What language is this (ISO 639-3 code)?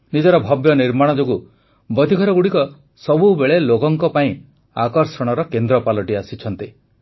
ori